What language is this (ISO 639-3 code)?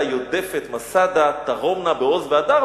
heb